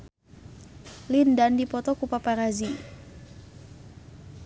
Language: Sundanese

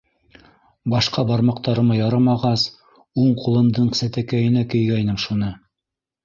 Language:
Bashkir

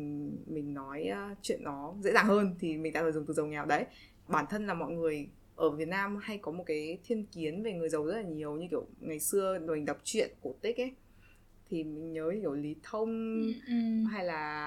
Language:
Vietnamese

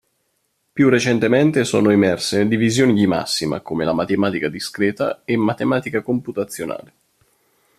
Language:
Italian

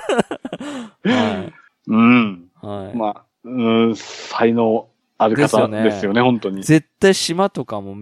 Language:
Japanese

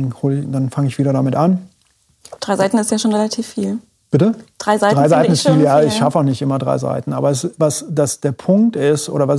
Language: German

